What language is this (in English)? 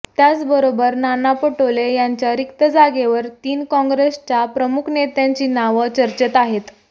Marathi